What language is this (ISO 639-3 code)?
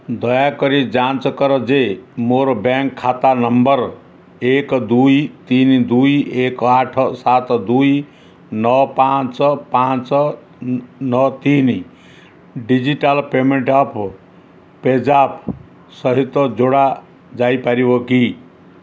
ori